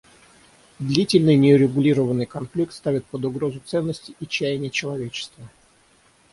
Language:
Russian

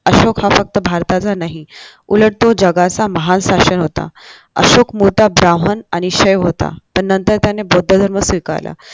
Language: Marathi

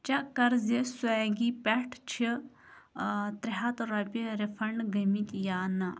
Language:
Kashmiri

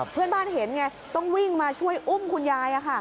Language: Thai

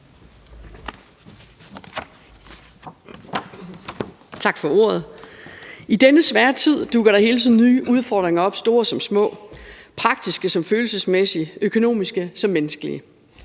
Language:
Danish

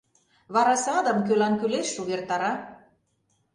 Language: Mari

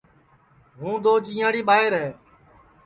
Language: Sansi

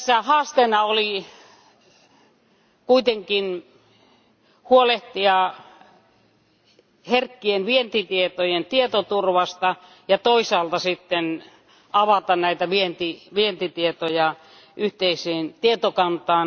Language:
Finnish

